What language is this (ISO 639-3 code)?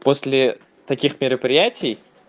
rus